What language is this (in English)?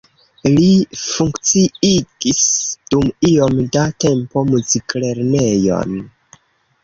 Esperanto